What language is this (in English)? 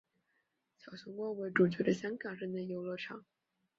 Chinese